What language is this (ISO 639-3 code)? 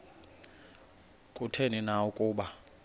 xho